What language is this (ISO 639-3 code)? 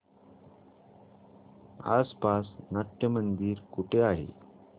mar